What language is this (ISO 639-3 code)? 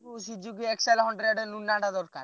ori